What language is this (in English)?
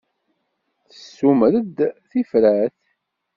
Kabyle